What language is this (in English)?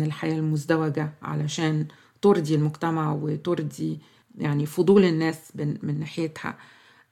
Arabic